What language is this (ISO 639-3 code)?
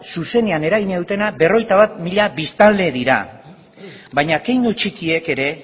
eus